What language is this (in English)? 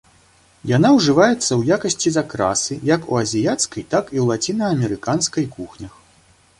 Belarusian